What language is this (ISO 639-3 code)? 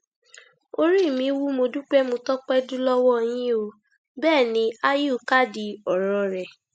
yor